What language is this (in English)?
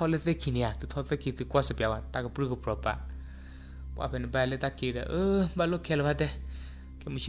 Thai